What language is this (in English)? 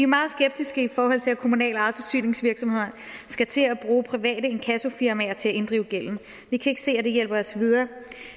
Danish